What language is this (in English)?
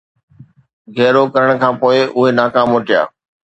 Sindhi